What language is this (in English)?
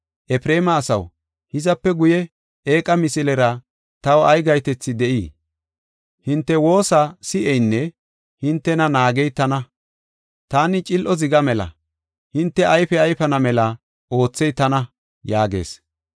Gofa